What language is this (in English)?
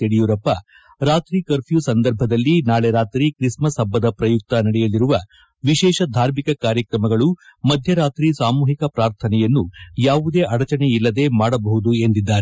Kannada